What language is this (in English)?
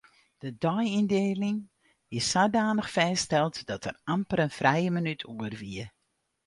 Western Frisian